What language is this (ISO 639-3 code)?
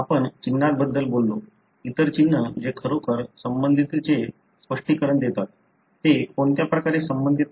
mar